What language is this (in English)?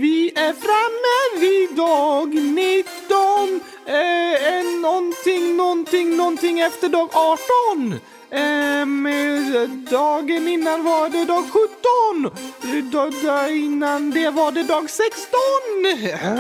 Swedish